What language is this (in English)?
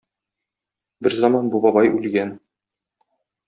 Tatar